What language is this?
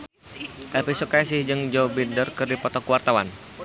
Sundanese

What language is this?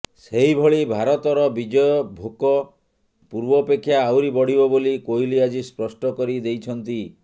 Odia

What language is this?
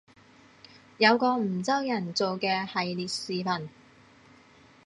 Cantonese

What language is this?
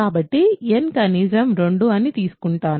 Telugu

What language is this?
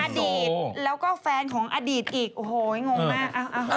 Thai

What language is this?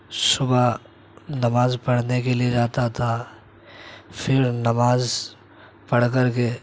Urdu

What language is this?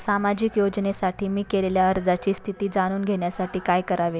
Marathi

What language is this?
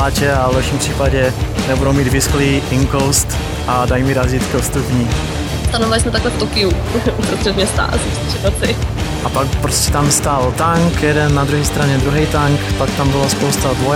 Czech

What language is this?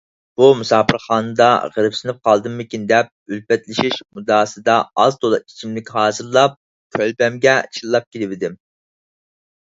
Uyghur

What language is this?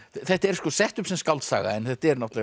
Icelandic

